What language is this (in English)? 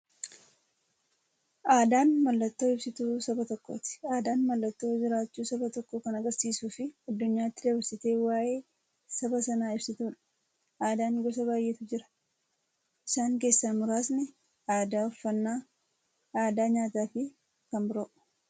Oromo